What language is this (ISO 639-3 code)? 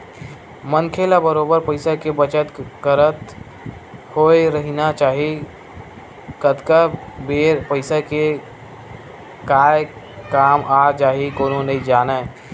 hne